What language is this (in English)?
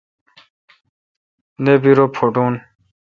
Kalkoti